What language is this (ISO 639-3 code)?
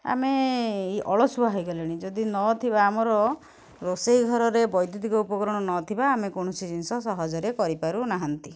ori